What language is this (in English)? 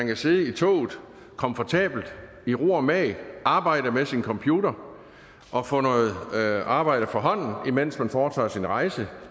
Danish